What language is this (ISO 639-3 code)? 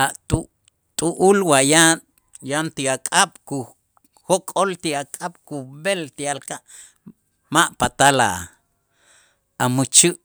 itz